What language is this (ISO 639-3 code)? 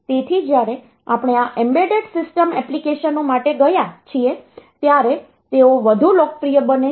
guj